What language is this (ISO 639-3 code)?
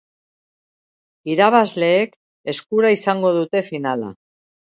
eus